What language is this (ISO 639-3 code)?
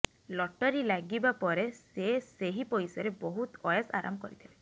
ori